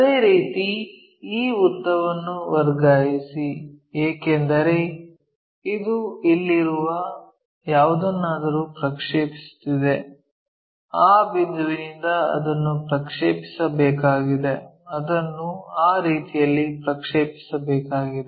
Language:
Kannada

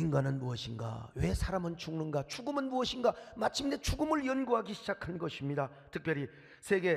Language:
Korean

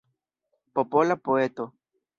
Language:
Esperanto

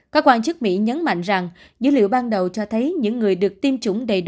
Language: Vietnamese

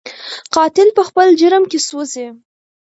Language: Pashto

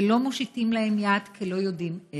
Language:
Hebrew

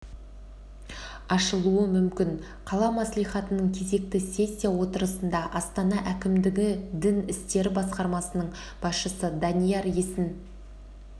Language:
Kazakh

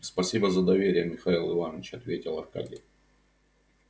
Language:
Russian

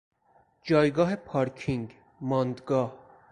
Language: Persian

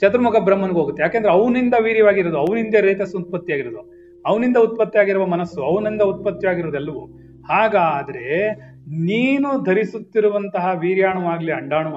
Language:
Kannada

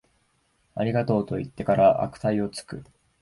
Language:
Japanese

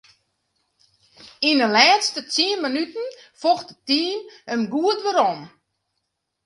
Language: Western Frisian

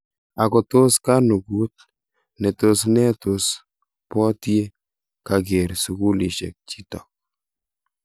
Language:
Kalenjin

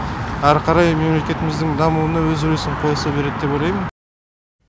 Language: Kazakh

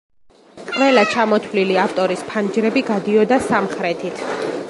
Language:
Georgian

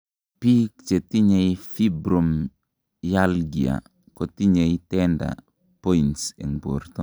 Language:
Kalenjin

